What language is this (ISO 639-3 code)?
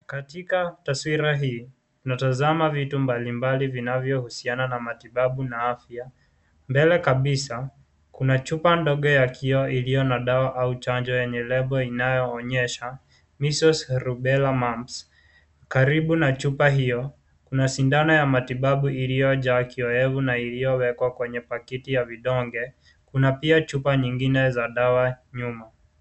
swa